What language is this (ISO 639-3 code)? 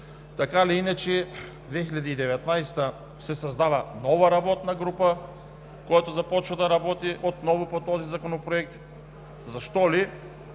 bul